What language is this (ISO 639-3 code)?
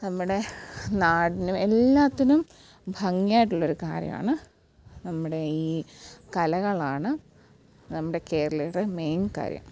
mal